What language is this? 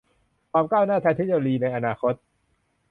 Thai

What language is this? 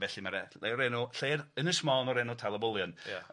Welsh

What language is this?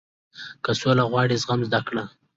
Pashto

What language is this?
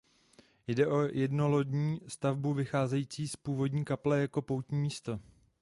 Czech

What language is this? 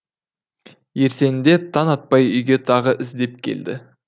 Kazakh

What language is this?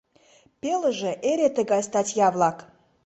Mari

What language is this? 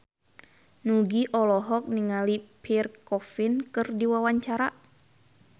Sundanese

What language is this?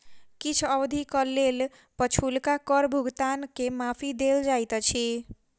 Maithili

